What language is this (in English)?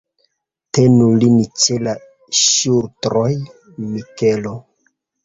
Esperanto